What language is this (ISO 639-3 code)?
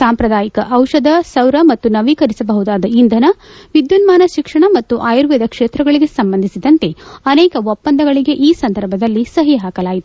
kan